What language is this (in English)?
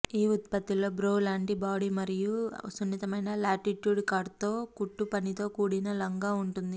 Telugu